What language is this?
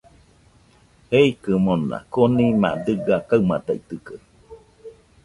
Nüpode Huitoto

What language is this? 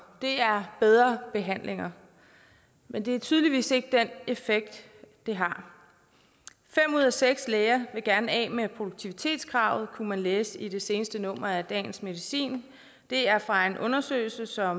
Danish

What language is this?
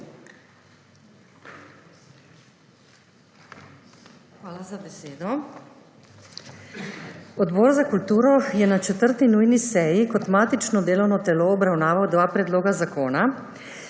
Slovenian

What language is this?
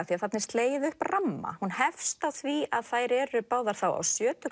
Icelandic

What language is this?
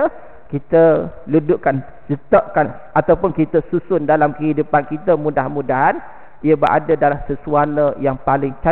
Malay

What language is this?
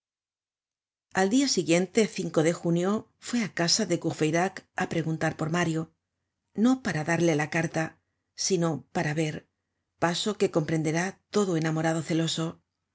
Spanish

